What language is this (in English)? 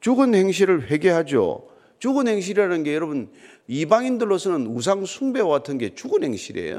Korean